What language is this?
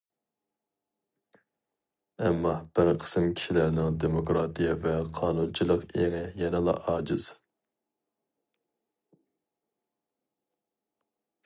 Uyghur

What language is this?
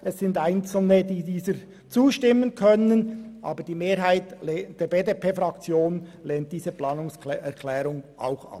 Swiss German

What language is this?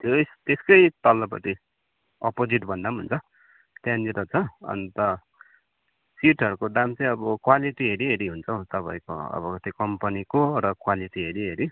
Nepali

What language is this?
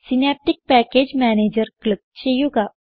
Malayalam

